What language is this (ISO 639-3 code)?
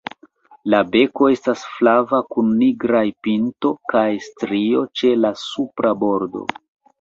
epo